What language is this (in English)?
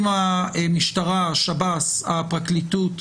Hebrew